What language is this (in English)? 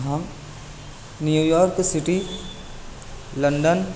Urdu